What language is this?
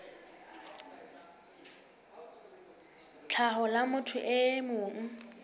Southern Sotho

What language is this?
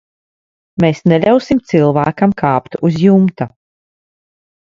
Latvian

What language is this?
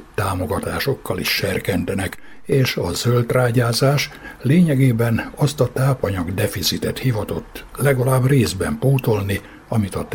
Hungarian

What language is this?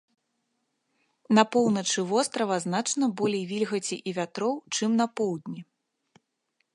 Belarusian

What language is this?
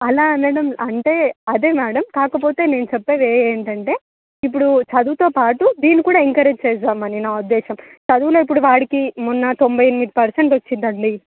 Telugu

